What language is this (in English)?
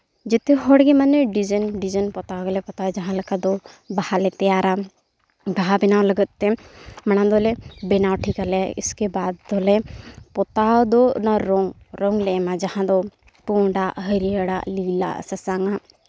Santali